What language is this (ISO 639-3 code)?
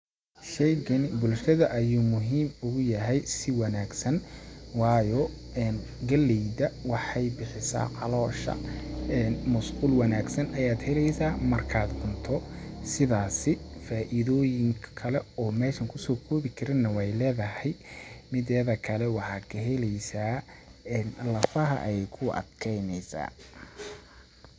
som